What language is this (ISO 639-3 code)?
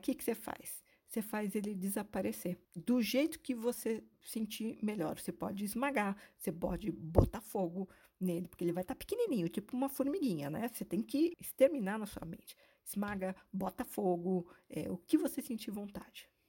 por